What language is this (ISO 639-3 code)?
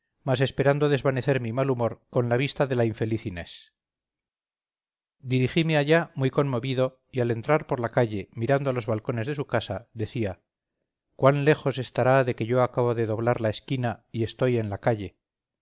spa